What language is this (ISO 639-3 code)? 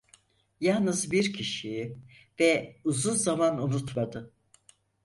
tur